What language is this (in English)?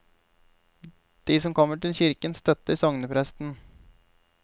Norwegian